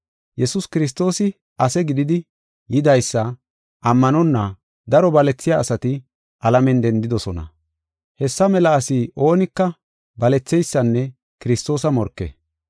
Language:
Gofa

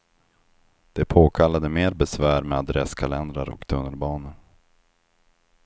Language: Swedish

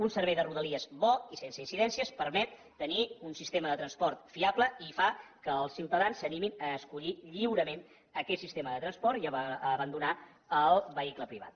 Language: Catalan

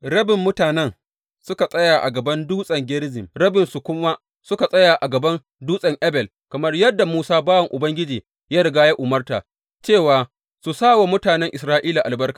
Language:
Hausa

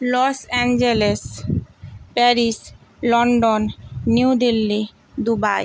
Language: Bangla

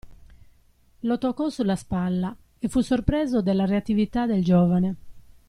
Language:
Italian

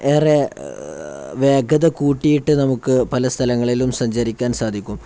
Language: Malayalam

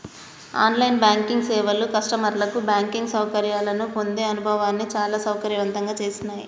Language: Telugu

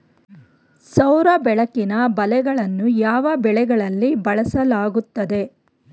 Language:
Kannada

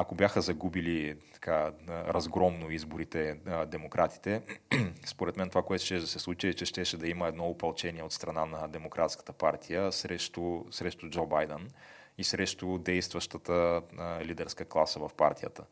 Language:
Bulgarian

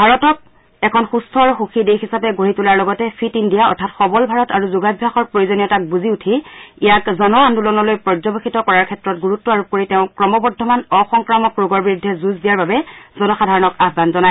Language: Assamese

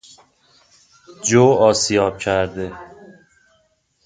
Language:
Persian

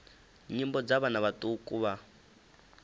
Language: Venda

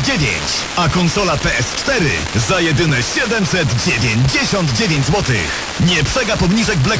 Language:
Polish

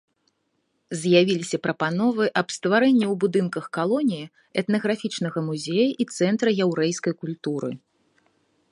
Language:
Belarusian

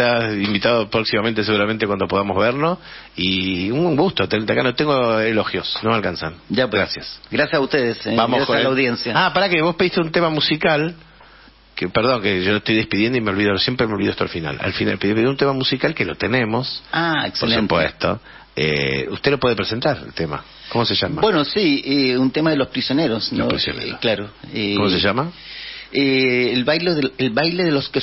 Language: Spanish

